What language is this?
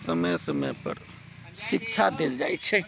Maithili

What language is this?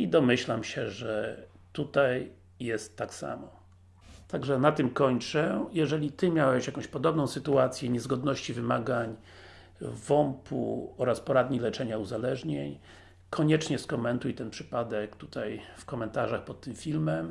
Polish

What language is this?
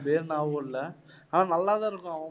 Tamil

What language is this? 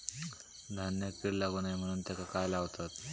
Marathi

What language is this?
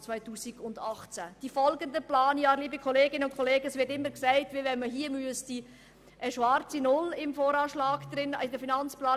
Swiss German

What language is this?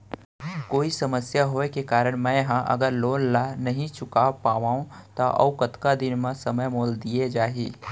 Chhattisgarhi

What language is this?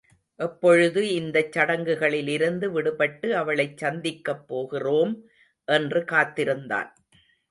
Tamil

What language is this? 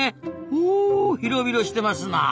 Japanese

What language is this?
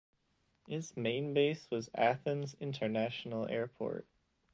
English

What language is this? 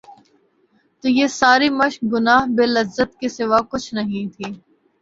Urdu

